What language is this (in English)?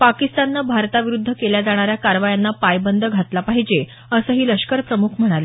Marathi